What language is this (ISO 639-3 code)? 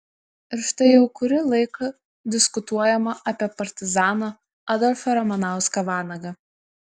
lit